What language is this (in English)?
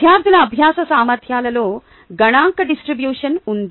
Telugu